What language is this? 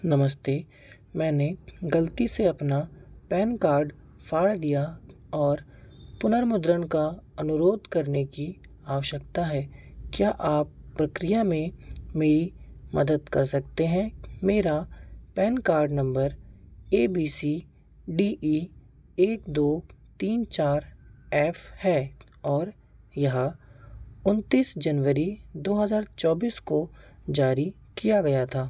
Hindi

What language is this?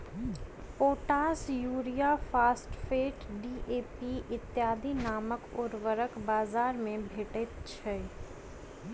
Maithili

